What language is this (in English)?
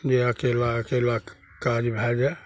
Maithili